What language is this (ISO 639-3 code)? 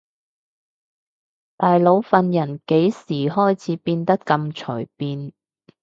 yue